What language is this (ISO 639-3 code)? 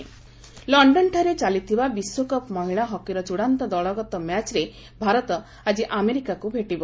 ori